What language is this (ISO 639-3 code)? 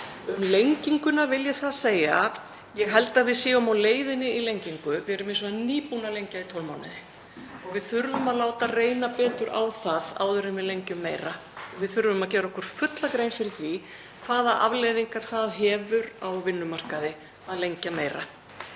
isl